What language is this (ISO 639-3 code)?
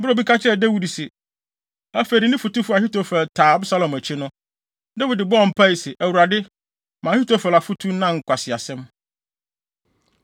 aka